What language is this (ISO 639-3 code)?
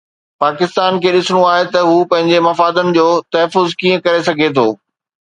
snd